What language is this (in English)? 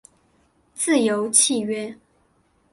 Chinese